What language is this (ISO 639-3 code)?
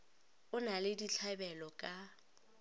nso